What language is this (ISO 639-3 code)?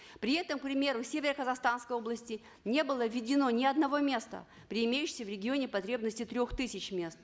kaz